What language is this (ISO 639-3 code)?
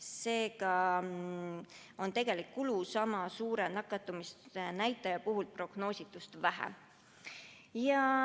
est